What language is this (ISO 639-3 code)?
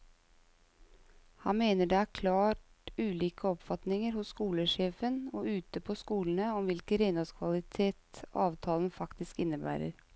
nor